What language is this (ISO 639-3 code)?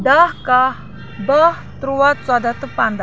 kas